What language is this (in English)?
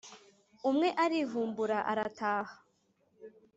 Kinyarwanda